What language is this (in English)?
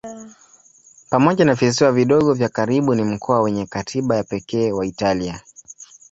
Swahili